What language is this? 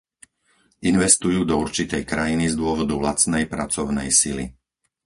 Slovak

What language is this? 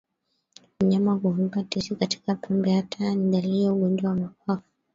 Swahili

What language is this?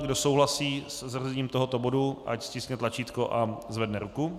Czech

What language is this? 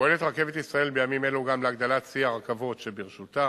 Hebrew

